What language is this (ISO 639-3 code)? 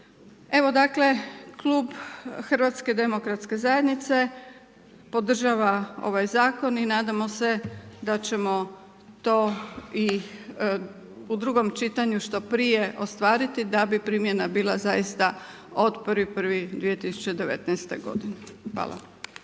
hrv